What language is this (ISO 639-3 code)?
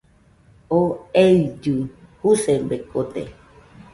hux